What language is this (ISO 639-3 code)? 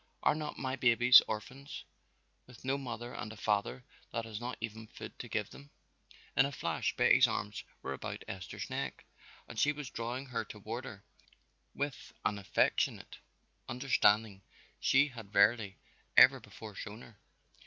eng